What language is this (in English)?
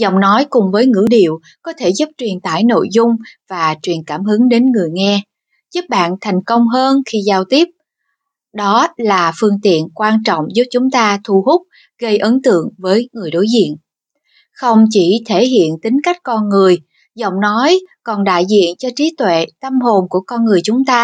Vietnamese